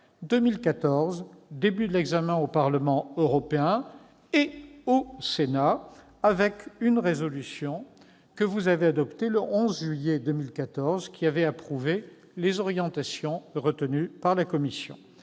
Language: French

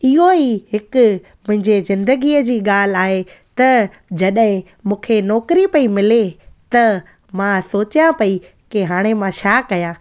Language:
Sindhi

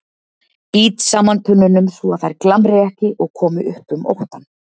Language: Icelandic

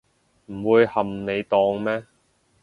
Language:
Cantonese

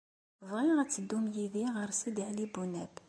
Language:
Kabyle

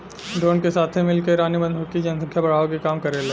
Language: Bhojpuri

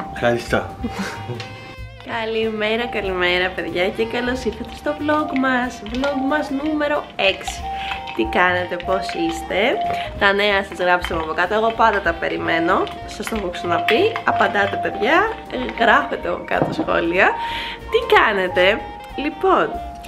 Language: Greek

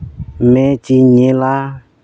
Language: Santali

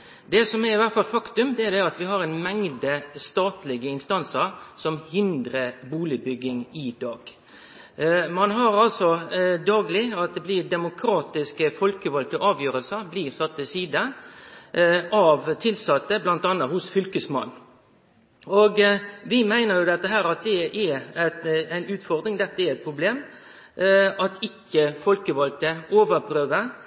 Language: Norwegian Nynorsk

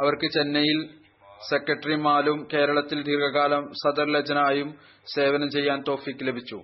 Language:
Malayalam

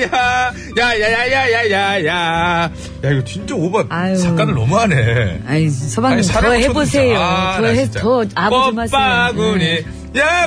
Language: Korean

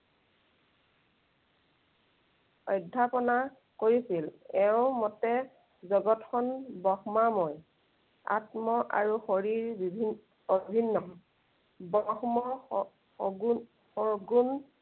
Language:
Assamese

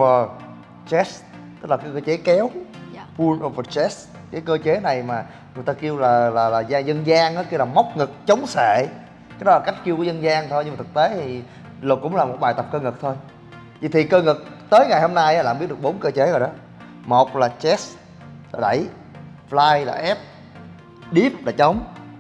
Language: Vietnamese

